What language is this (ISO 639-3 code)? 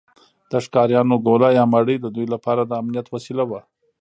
pus